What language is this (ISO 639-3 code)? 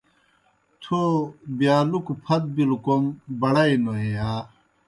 plk